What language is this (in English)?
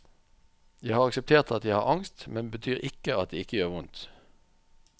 Norwegian